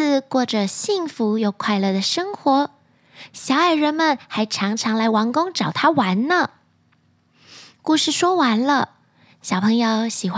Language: Chinese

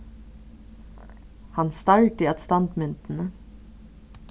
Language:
Faroese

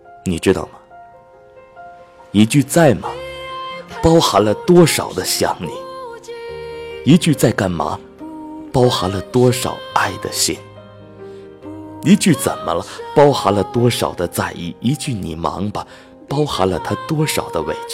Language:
Chinese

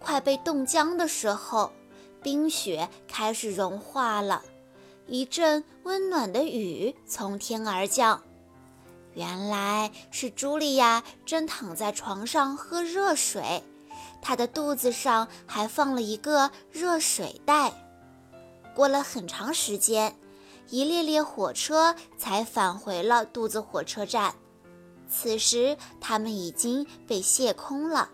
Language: Chinese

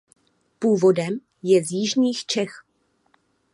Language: Czech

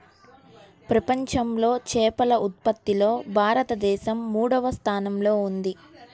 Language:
Telugu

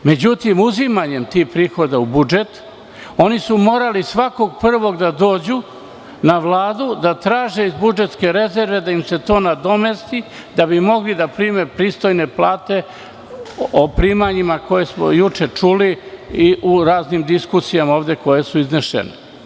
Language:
Serbian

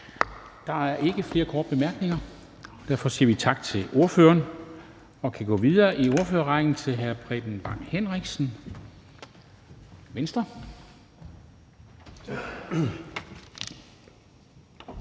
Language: Danish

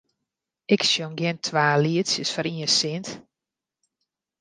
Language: Western Frisian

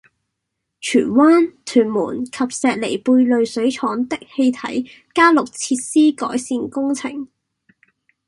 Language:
Cantonese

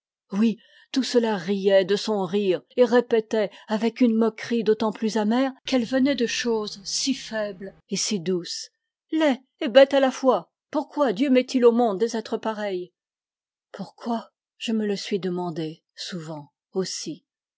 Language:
French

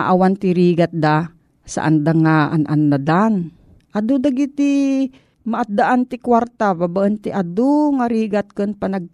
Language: Filipino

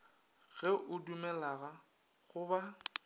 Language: Northern Sotho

